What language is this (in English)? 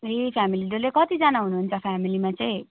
Nepali